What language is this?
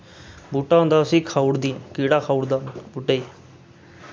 Dogri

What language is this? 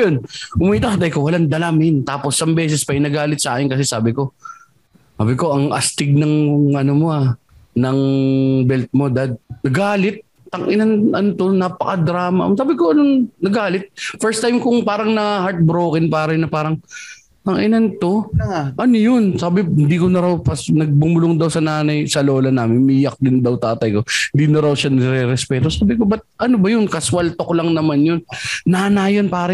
Filipino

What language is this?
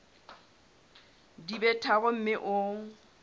Southern Sotho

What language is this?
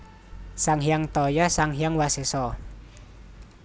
Javanese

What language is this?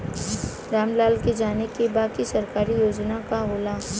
Bhojpuri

